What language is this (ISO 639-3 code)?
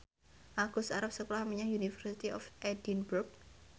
jav